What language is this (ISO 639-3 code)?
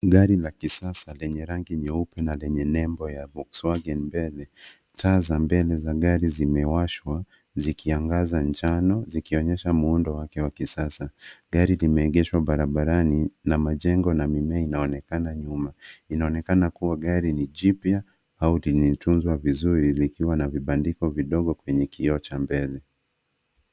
swa